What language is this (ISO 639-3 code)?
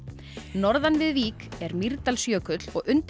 isl